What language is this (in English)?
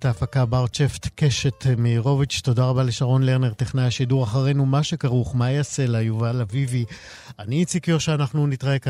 Hebrew